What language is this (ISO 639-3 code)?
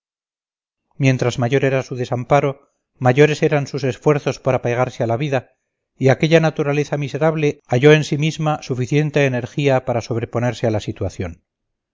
spa